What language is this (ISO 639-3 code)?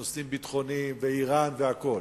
heb